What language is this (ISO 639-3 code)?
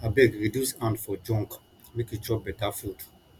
pcm